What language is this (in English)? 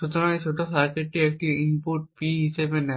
Bangla